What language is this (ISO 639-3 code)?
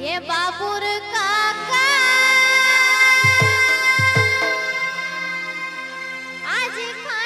tha